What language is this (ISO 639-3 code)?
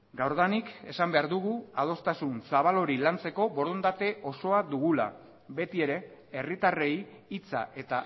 eus